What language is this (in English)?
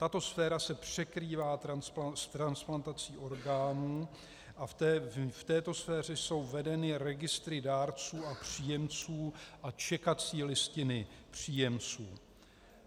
Czech